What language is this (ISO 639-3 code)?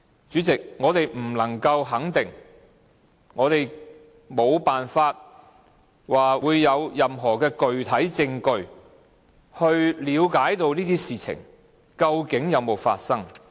yue